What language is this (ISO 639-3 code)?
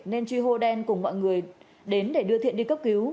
vie